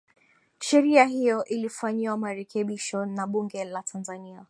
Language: Swahili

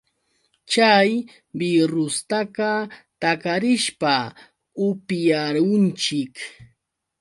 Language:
Yauyos Quechua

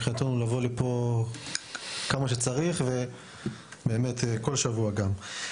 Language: Hebrew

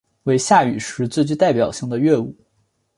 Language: Chinese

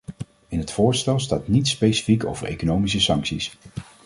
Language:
Dutch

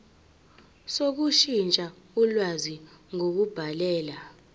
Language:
Zulu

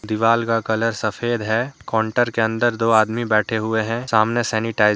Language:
Hindi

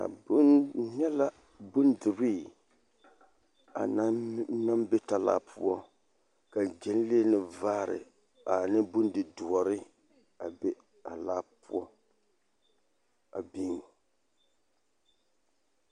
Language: Southern Dagaare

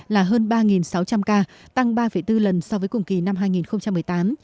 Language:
Vietnamese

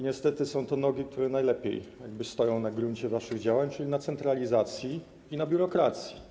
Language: Polish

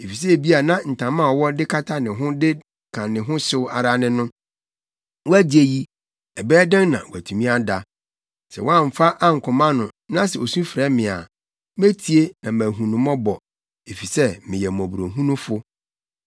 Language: Akan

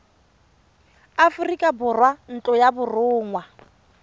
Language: Tswana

